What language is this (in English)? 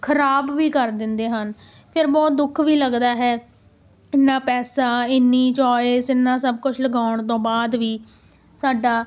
Punjabi